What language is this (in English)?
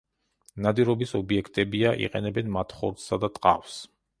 Georgian